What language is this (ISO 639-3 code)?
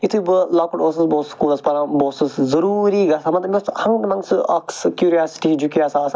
kas